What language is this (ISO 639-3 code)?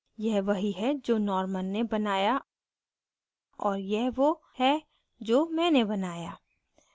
hin